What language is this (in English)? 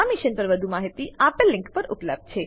Gujarati